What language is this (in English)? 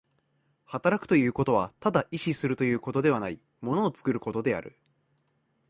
Japanese